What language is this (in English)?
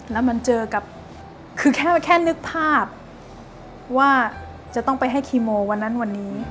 Thai